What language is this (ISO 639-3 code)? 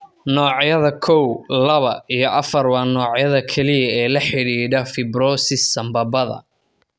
som